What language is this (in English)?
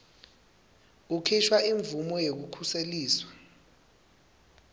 Swati